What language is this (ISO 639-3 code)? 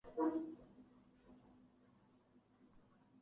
zho